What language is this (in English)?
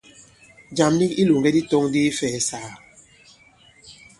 Bankon